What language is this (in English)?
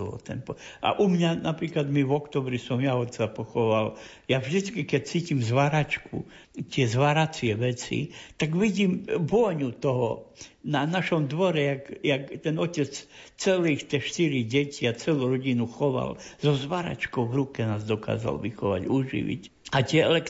Slovak